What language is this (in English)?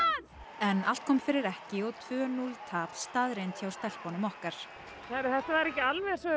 Icelandic